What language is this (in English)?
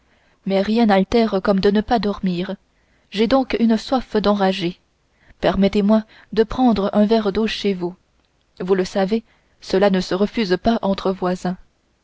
French